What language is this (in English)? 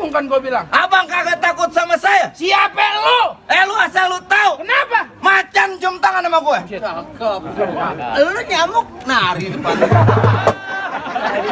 Indonesian